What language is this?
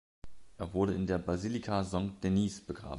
German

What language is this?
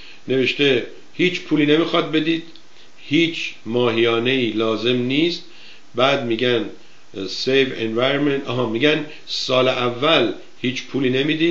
Persian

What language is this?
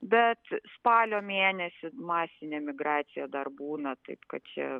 Lithuanian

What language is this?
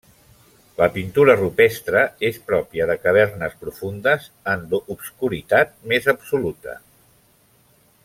Catalan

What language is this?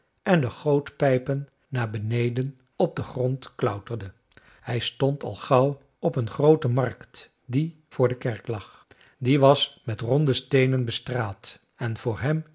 Dutch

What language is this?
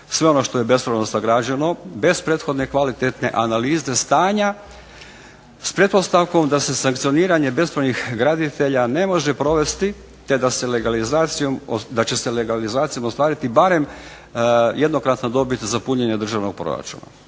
Croatian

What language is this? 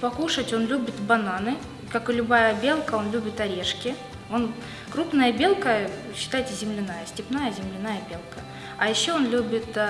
Russian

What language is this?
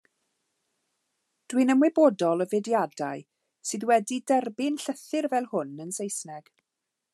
Welsh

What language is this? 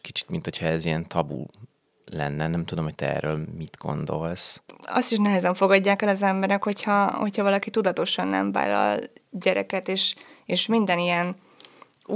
Hungarian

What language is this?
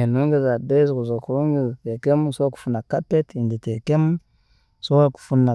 Tooro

